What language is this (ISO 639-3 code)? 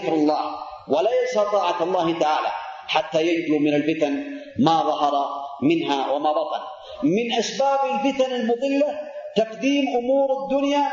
ara